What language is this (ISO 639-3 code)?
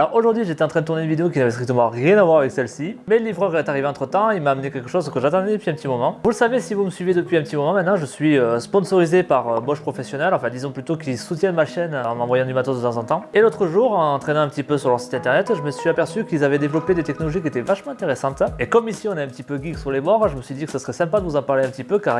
fra